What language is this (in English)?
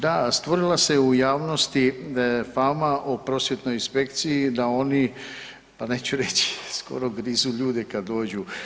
Croatian